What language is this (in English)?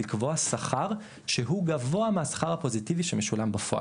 Hebrew